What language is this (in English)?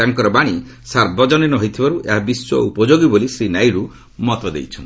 Odia